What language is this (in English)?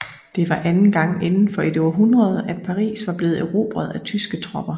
Danish